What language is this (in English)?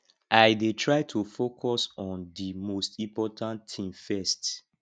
Nigerian Pidgin